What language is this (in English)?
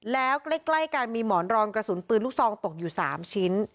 Thai